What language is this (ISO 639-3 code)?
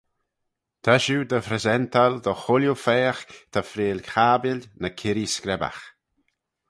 glv